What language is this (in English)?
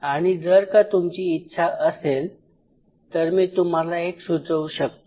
Marathi